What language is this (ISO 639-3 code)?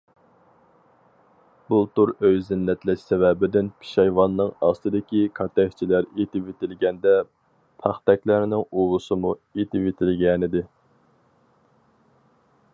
uig